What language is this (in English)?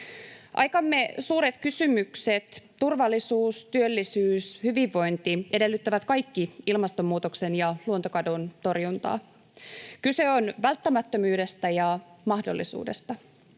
Finnish